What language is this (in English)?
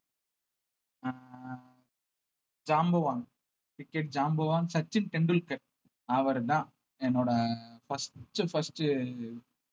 Tamil